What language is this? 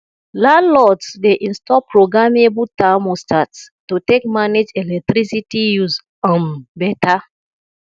Nigerian Pidgin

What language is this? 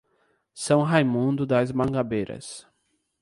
Portuguese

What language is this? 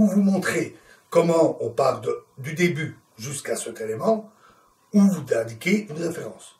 French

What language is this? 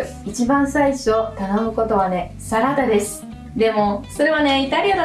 Japanese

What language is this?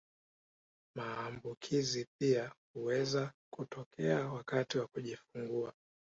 Swahili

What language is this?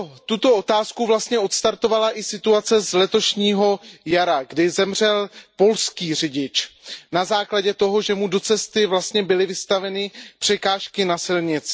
Czech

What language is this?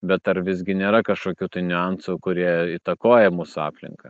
Lithuanian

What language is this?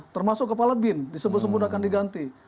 Indonesian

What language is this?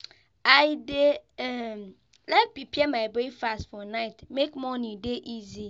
Nigerian Pidgin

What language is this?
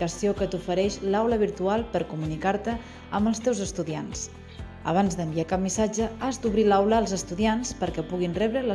Catalan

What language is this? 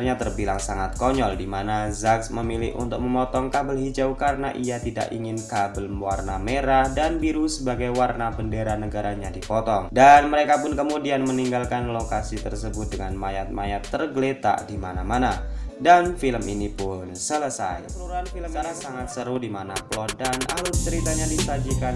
Indonesian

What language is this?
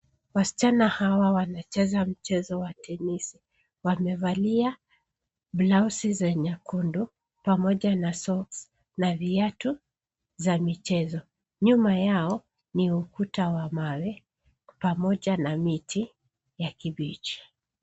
Swahili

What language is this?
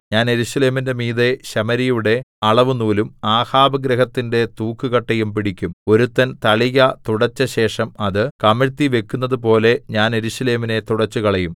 Malayalam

